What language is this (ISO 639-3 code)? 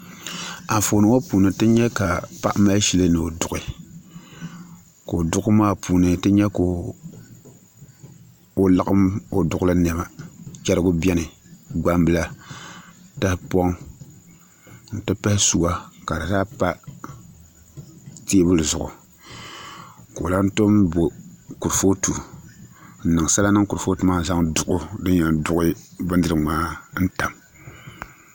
dag